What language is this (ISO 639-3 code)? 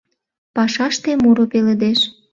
chm